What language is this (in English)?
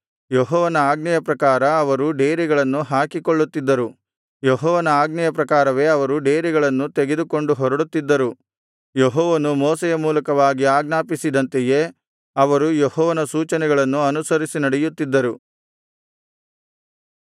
Kannada